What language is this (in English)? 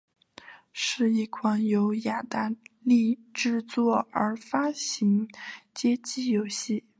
Chinese